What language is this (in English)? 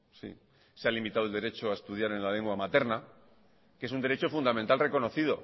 Spanish